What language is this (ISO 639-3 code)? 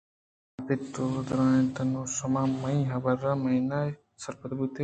bgp